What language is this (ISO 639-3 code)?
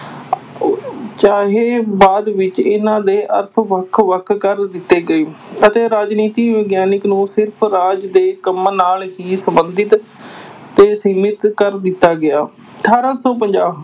pan